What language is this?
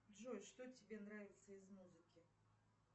Russian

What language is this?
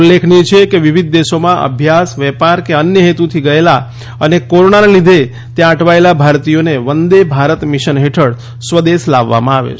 Gujarati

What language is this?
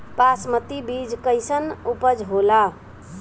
Bhojpuri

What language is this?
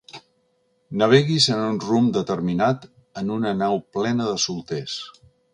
Catalan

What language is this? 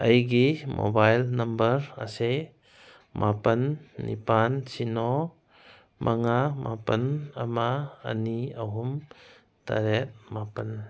Manipuri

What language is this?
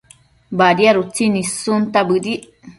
Matsés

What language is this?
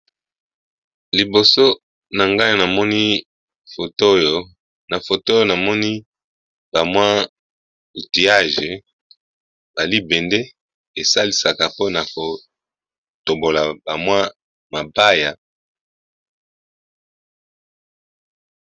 Lingala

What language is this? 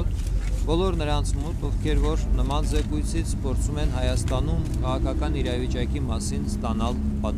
Turkish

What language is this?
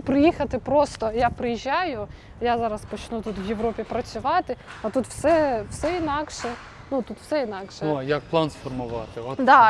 Ukrainian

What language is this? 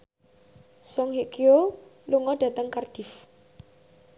Javanese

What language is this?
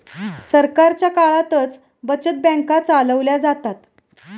Marathi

